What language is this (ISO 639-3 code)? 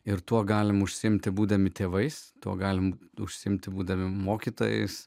lit